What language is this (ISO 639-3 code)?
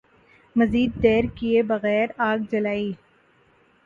urd